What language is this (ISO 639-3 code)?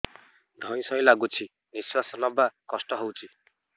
ori